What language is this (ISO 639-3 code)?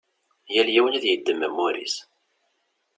kab